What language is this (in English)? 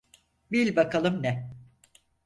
Turkish